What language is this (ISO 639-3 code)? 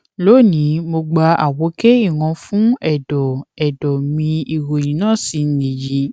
yor